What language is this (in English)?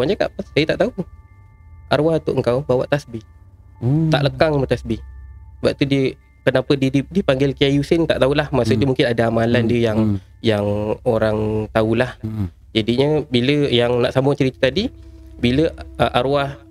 Malay